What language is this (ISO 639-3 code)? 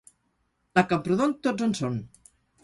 cat